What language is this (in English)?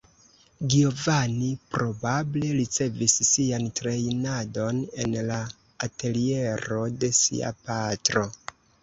Esperanto